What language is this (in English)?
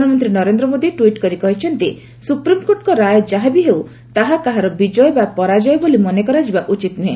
Odia